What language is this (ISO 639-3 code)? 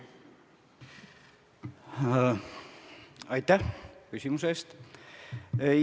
est